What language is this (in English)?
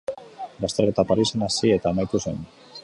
Basque